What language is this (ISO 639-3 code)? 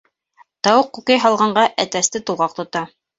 bak